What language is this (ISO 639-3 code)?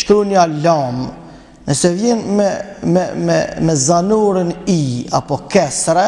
ron